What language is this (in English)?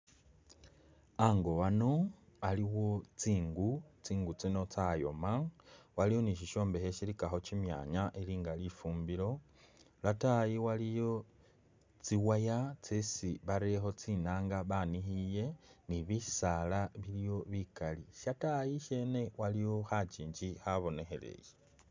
Masaaba